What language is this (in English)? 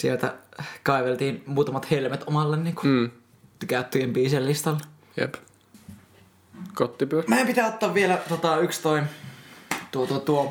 Finnish